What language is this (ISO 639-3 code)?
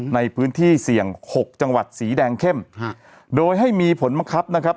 tha